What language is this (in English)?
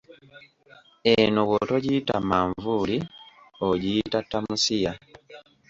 Ganda